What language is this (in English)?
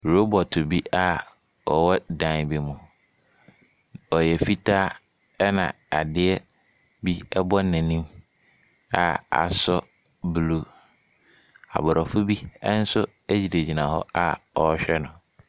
Akan